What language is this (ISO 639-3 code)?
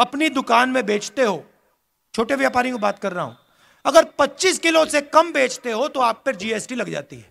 hin